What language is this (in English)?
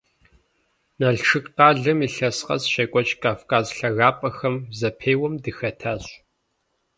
Kabardian